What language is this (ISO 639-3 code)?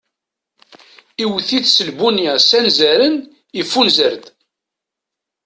kab